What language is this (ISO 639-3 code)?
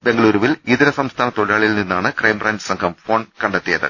mal